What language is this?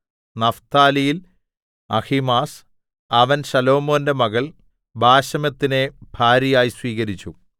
Malayalam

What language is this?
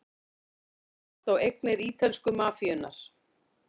Icelandic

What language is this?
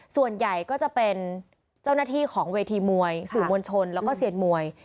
Thai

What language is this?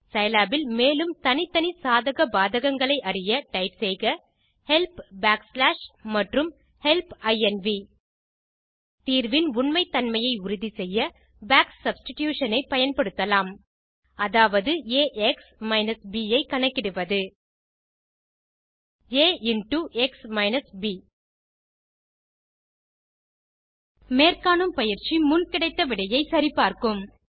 Tamil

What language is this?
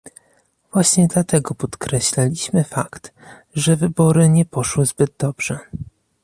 Polish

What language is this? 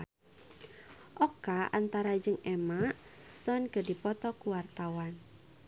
Sundanese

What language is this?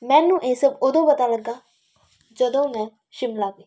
Punjabi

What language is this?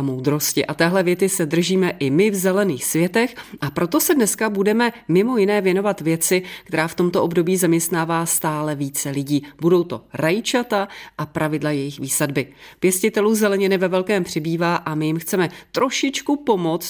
Czech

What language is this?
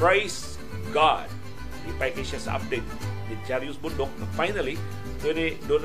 Filipino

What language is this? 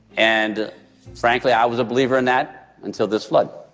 English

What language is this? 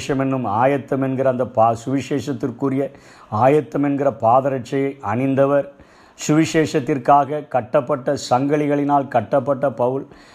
Tamil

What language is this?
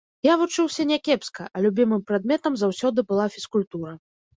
Belarusian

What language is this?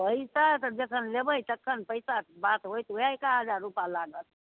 Maithili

